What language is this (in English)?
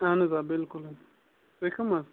Kashmiri